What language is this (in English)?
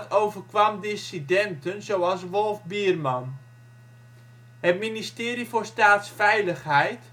Dutch